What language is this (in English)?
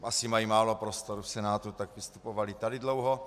Czech